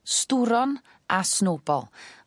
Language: Welsh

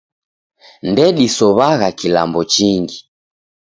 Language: Taita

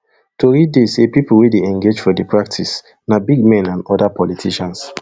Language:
Nigerian Pidgin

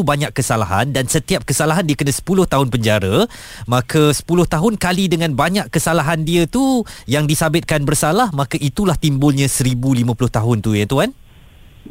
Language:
Malay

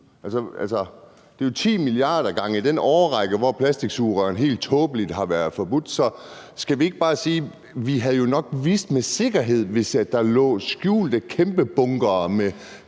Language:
Danish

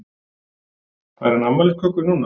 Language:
Icelandic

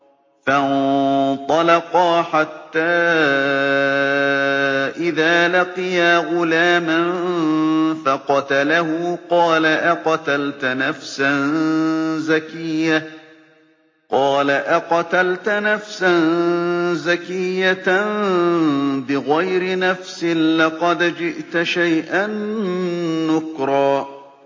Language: Arabic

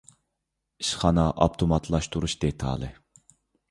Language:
Uyghur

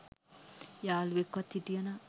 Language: Sinhala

